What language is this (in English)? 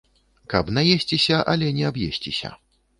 Belarusian